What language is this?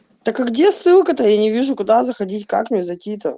Russian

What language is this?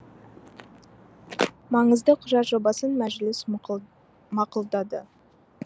Kazakh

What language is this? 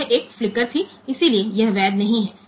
Gujarati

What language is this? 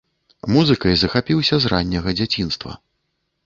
Belarusian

